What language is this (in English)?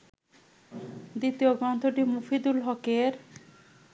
Bangla